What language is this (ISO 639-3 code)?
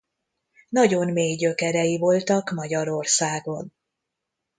hun